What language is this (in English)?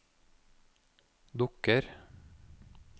Norwegian